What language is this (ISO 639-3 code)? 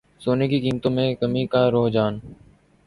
urd